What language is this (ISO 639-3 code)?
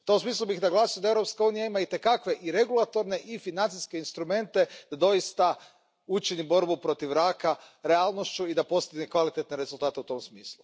hrv